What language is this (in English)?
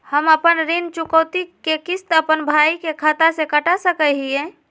Magahi